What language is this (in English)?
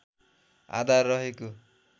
Nepali